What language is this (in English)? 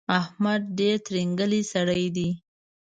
Pashto